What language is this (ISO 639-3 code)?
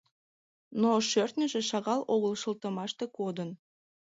chm